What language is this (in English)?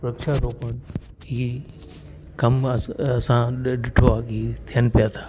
Sindhi